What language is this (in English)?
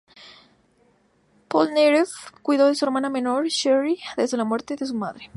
Spanish